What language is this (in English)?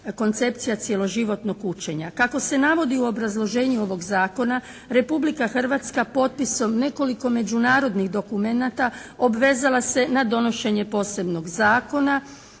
Croatian